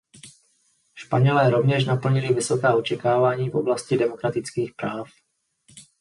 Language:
Czech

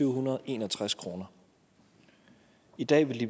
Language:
Danish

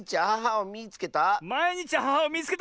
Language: Japanese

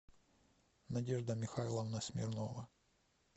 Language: Russian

